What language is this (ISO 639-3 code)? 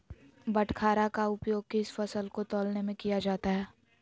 mag